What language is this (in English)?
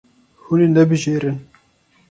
Kurdish